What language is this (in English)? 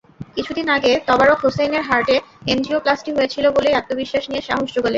Bangla